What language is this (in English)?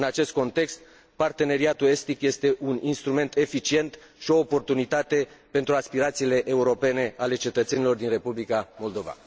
Romanian